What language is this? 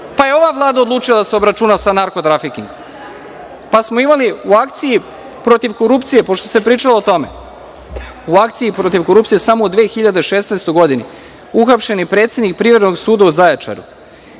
Serbian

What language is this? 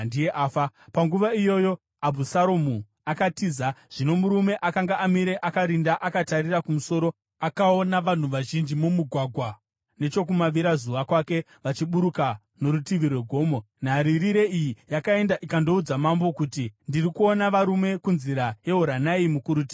Shona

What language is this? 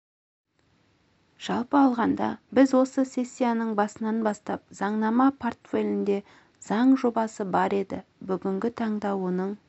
Kazakh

